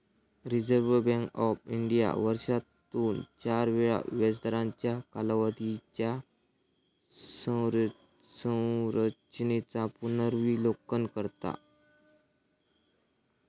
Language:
Marathi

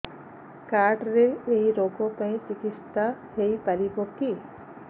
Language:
Odia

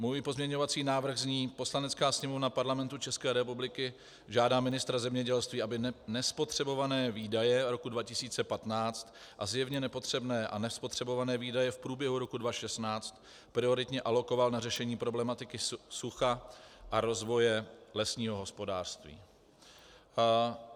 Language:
Czech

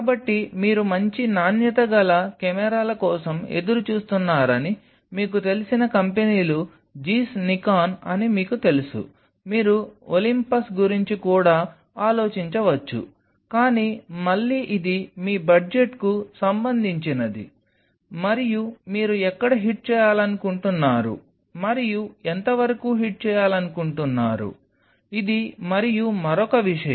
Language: Telugu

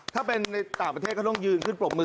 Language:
Thai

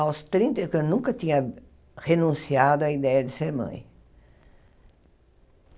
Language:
Portuguese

